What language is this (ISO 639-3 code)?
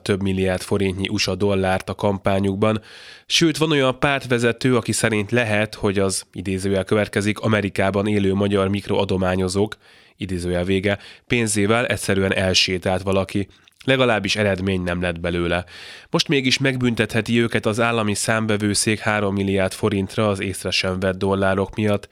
hun